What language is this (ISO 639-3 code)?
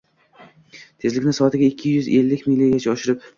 uzb